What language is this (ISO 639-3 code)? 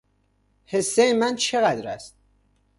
fas